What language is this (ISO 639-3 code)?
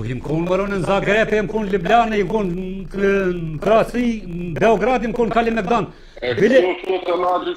ron